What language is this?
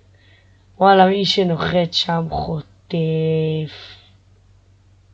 Hebrew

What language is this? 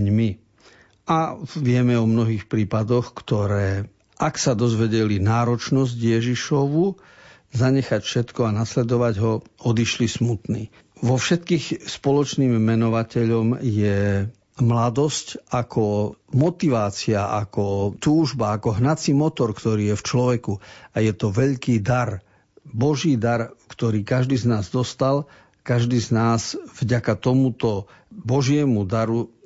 Slovak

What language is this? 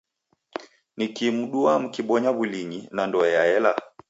Taita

